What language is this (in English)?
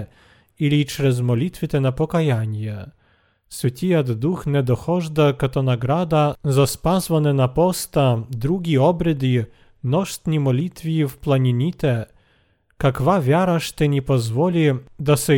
Bulgarian